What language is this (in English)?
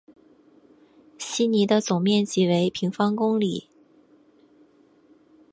Chinese